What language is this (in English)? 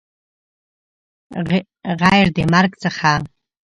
Pashto